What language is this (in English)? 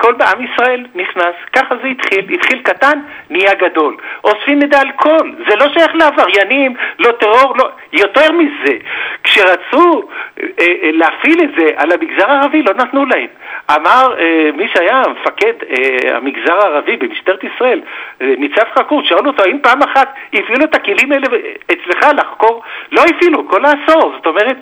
Hebrew